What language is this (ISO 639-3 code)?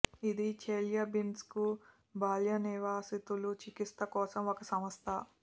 tel